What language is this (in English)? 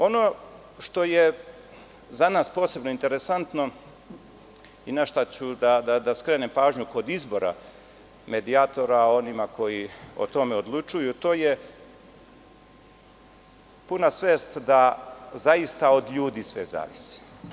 Serbian